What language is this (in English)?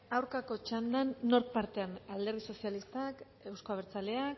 Basque